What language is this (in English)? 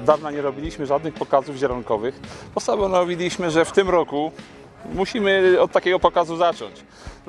Polish